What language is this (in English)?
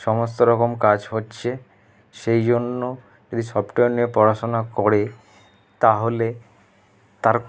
Bangla